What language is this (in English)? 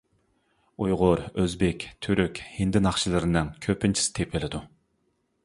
Uyghur